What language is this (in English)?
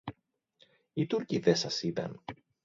Greek